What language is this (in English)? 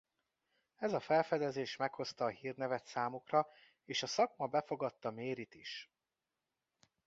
Hungarian